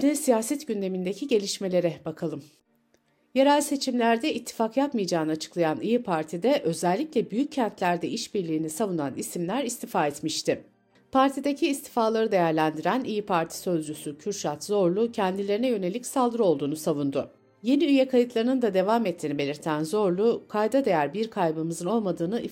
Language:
Turkish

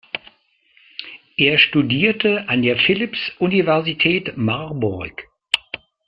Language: German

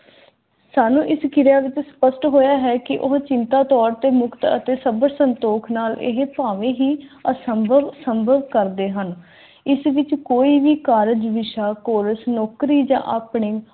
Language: Punjabi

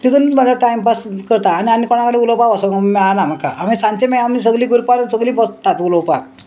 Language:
Konkani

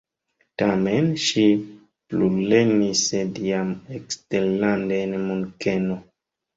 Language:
Esperanto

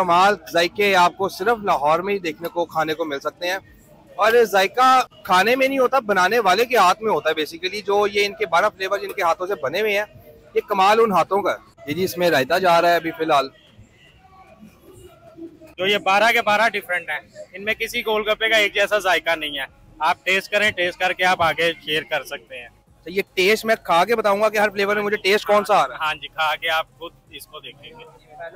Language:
Hindi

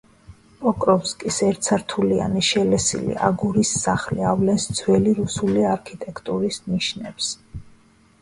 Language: Georgian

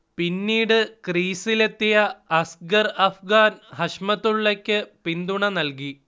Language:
Malayalam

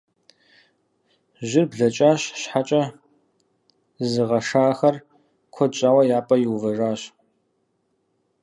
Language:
Kabardian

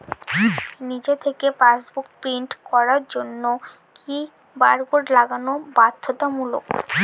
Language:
Bangla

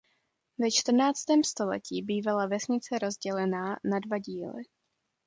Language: Czech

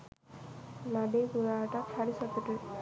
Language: Sinhala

